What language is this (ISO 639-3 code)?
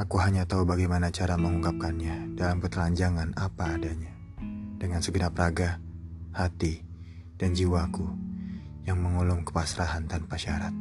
ind